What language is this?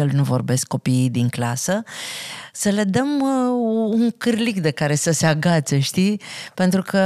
Romanian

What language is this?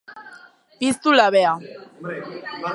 Basque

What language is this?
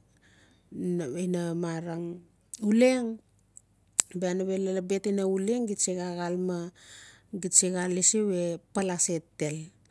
Notsi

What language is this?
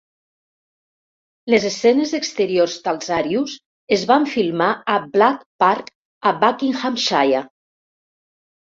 Catalan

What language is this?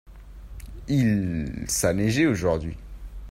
French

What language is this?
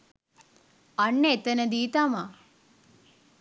Sinhala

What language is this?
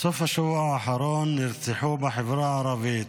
Hebrew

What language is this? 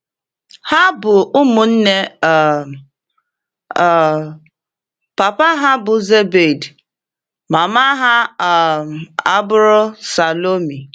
Igbo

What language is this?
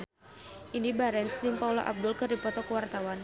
Sundanese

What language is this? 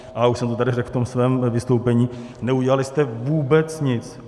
Czech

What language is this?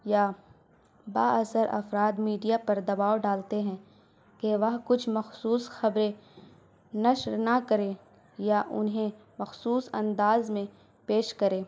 Urdu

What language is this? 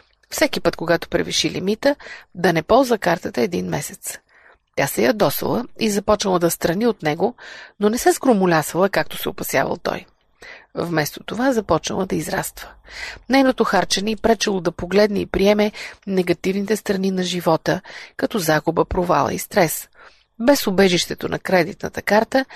Bulgarian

